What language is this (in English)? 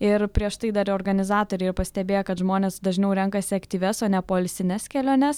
Lithuanian